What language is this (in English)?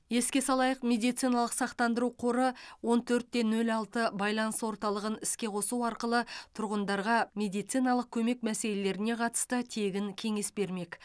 Kazakh